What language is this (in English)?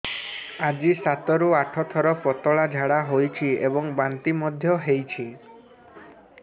Odia